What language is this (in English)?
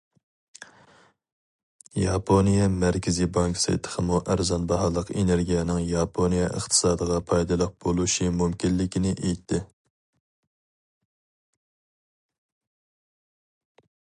Uyghur